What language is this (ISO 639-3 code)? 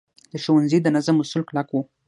pus